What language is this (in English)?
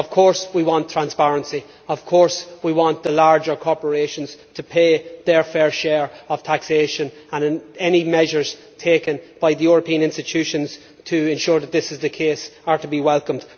English